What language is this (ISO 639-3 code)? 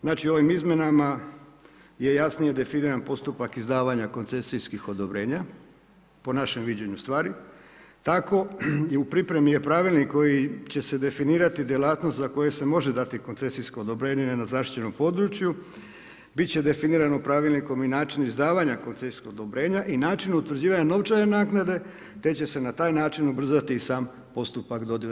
hrv